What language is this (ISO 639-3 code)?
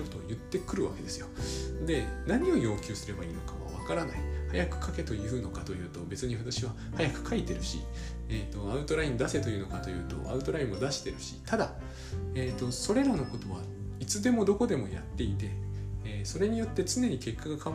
jpn